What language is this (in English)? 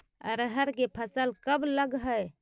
Magahi